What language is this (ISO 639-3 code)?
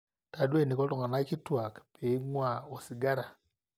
mas